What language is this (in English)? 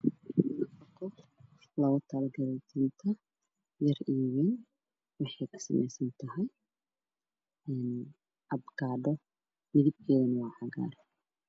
Somali